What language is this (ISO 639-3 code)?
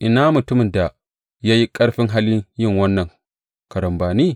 hau